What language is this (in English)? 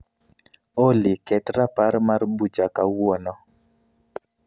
Luo (Kenya and Tanzania)